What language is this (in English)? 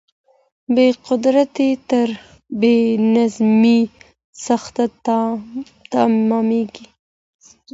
Pashto